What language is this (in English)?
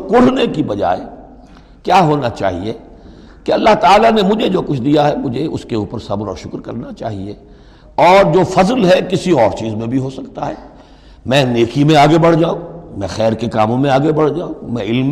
Urdu